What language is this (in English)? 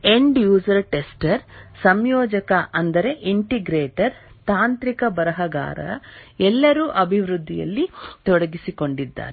Kannada